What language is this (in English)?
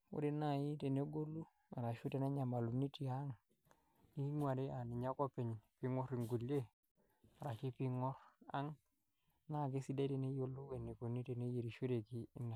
Masai